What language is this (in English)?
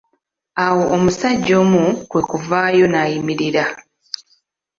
Ganda